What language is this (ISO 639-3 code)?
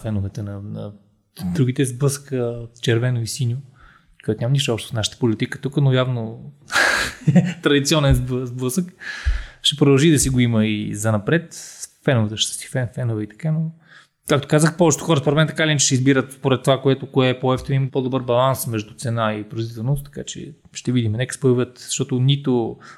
bul